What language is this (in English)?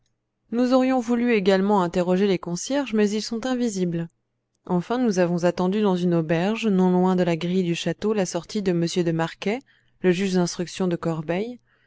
French